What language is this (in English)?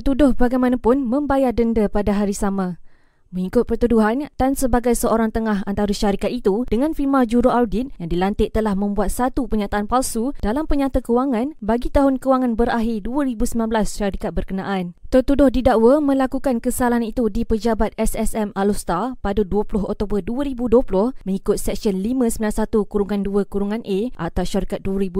Malay